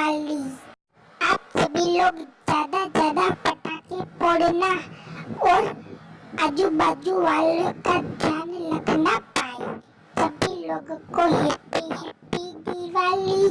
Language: Hindi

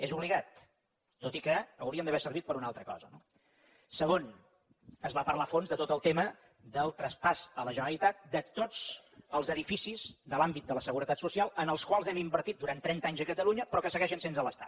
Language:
Catalan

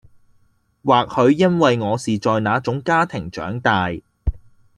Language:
Cantonese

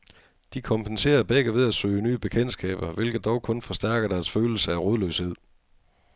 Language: Danish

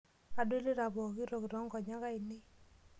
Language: Masai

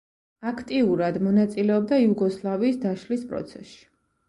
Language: Georgian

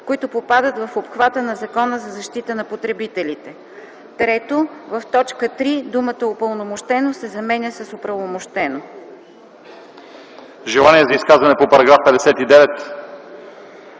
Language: Bulgarian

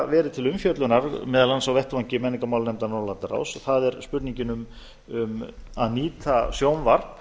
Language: Icelandic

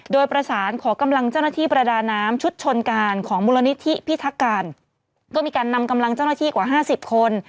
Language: Thai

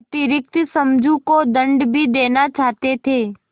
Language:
Hindi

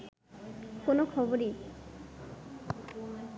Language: Bangla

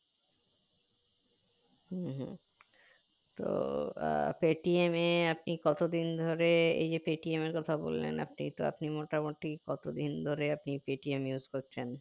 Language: Bangla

